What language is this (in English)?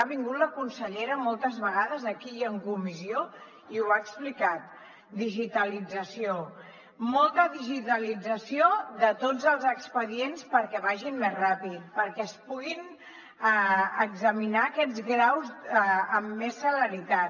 Catalan